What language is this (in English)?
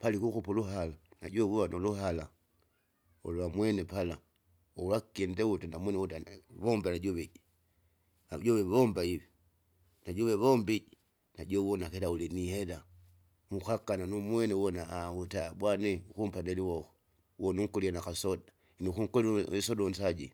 Kinga